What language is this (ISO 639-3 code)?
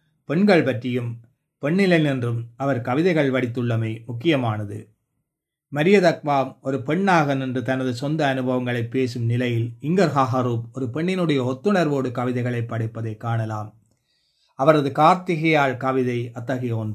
tam